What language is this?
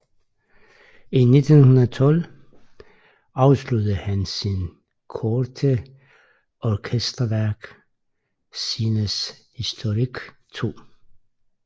Danish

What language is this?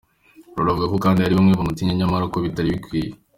Kinyarwanda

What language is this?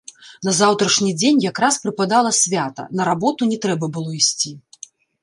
Belarusian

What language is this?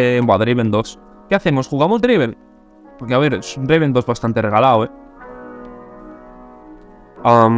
Spanish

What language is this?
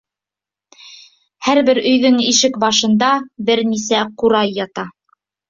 Bashkir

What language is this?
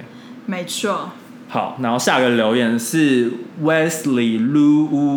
Chinese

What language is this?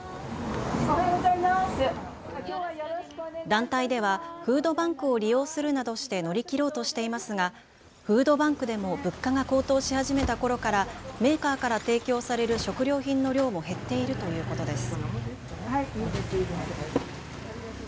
Japanese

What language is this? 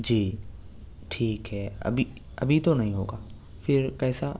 Urdu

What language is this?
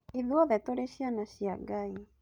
Kikuyu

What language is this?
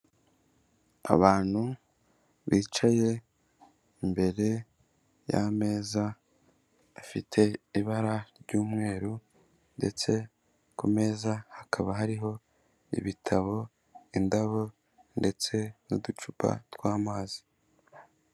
Kinyarwanda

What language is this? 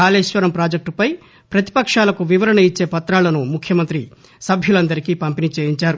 Telugu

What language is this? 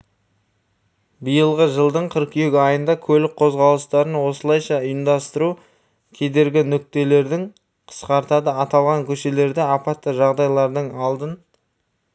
Kazakh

